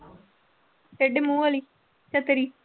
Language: Punjabi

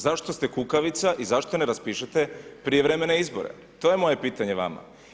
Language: Croatian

